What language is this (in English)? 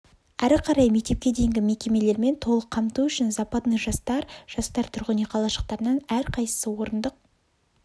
Kazakh